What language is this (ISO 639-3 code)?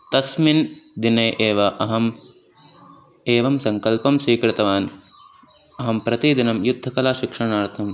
san